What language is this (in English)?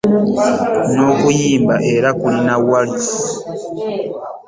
Ganda